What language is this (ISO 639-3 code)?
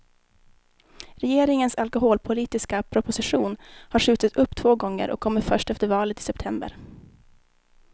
swe